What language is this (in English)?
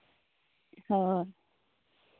Santali